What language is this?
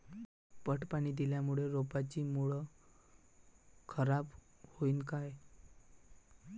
Marathi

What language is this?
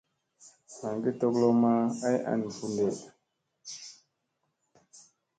Musey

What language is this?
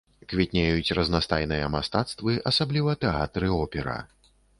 Belarusian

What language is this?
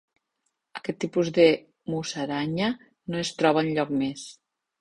Catalan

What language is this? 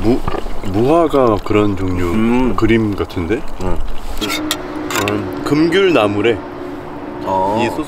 Korean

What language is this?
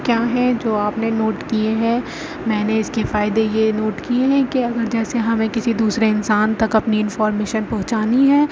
Urdu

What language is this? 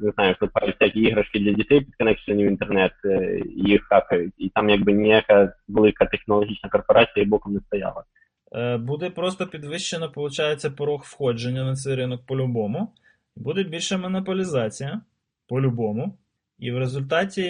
Ukrainian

